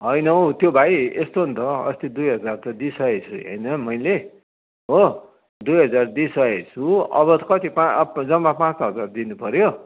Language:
Nepali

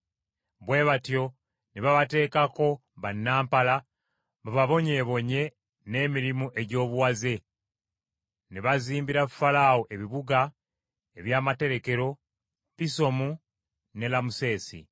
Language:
Ganda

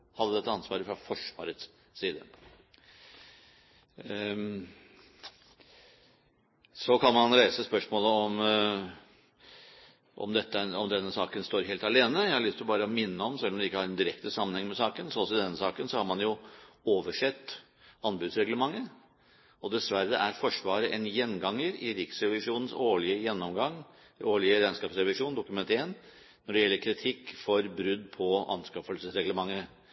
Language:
Norwegian Bokmål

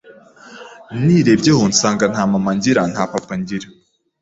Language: Kinyarwanda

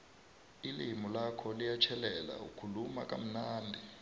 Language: South Ndebele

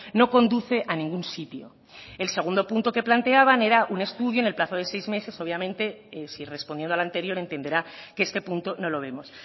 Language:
Spanish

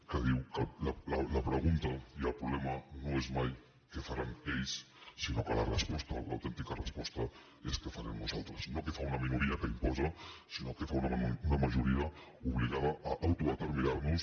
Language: Catalan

